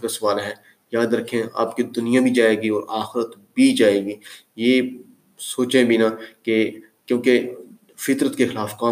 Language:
Urdu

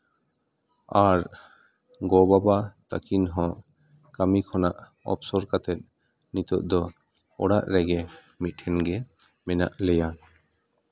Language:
Santali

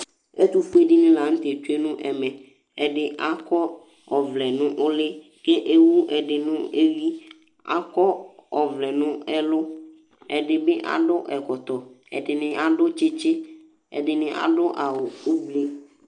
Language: Ikposo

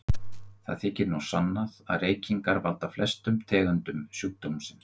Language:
Icelandic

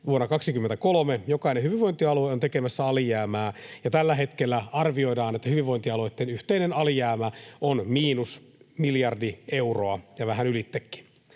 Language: Finnish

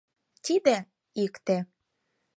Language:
Mari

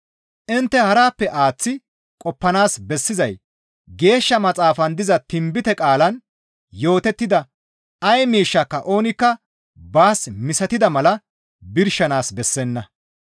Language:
Gamo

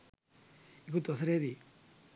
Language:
Sinhala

